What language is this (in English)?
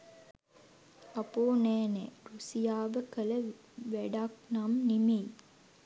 Sinhala